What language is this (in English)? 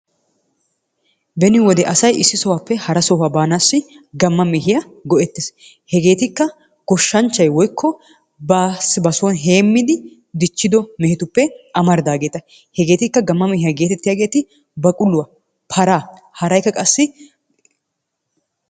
Wolaytta